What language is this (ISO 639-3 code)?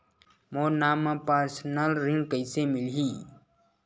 hne